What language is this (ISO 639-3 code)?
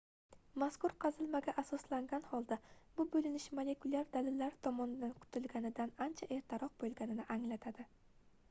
uzb